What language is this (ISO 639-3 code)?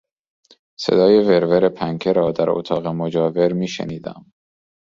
fas